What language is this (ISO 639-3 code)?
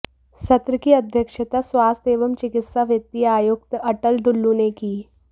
hin